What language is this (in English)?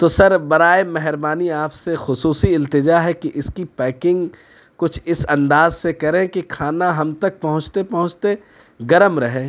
Urdu